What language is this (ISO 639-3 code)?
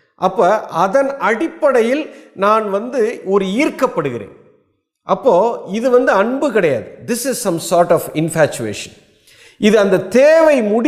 tam